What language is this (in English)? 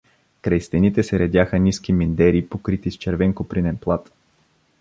Bulgarian